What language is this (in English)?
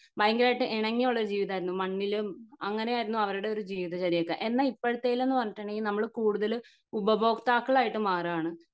Malayalam